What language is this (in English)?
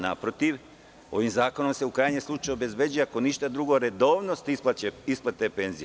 Serbian